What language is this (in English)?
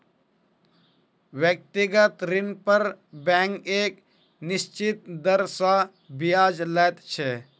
Maithili